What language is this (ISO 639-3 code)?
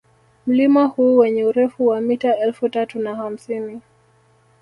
swa